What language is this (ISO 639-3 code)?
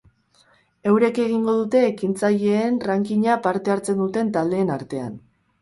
eus